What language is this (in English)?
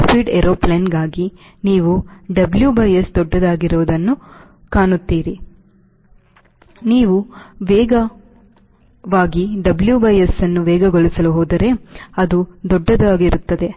Kannada